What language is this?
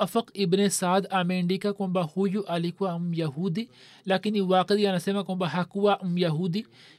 Swahili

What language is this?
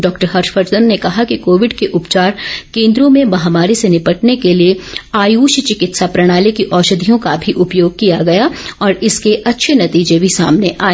Hindi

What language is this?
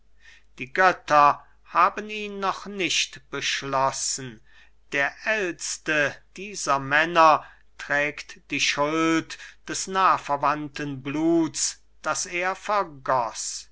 German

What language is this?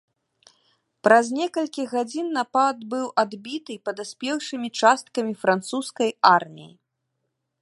Belarusian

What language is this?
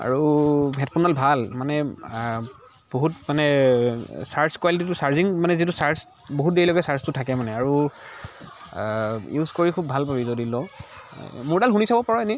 Assamese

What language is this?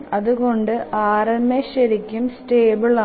Malayalam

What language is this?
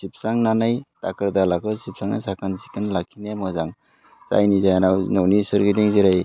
Bodo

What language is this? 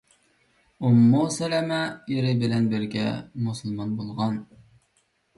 Uyghur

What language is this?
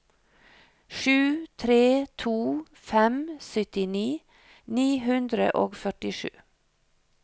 Norwegian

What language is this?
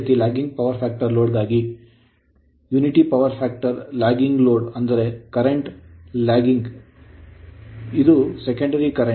Kannada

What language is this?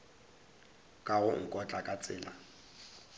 Northern Sotho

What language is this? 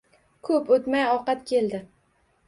Uzbek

